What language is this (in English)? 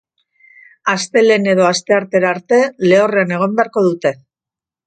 Basque